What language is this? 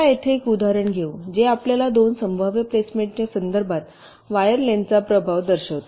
Marathi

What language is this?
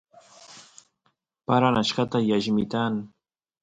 Santiago del Estero Quichua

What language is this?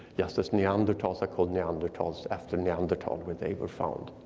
English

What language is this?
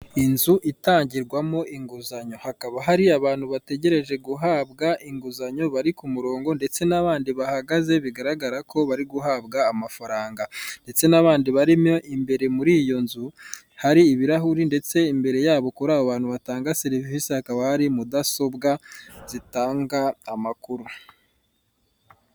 Kinyarwanda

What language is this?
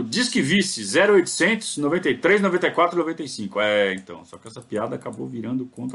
Portuguese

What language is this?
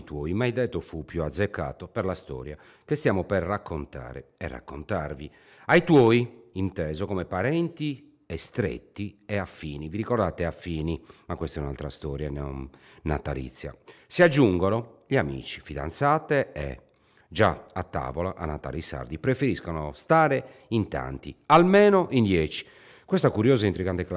Italian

